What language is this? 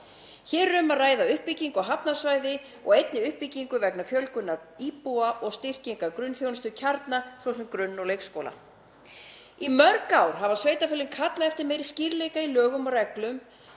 Icelandic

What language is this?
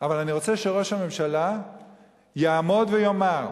Hebrew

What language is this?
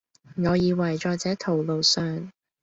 Cantonese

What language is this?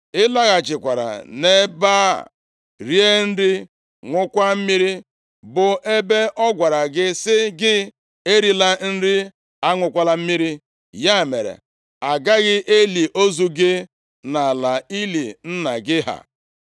Igbo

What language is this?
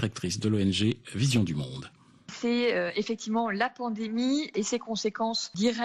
French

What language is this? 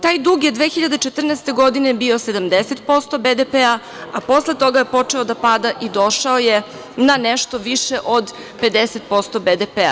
Serbian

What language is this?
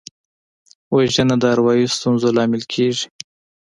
Pashto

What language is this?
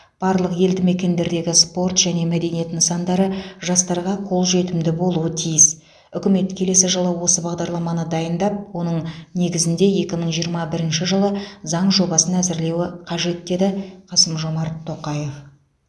Kazakh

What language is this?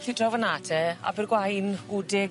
Welsh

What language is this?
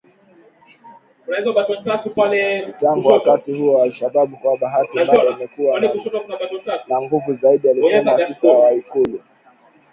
Swahili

